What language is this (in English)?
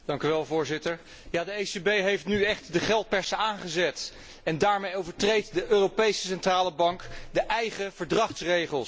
Dutch